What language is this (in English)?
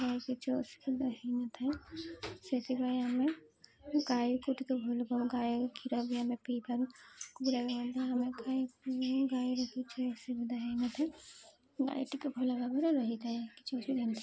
Odia